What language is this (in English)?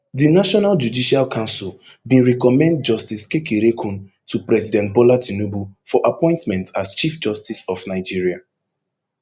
Nigerian Pidgin